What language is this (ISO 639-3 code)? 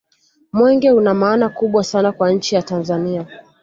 swa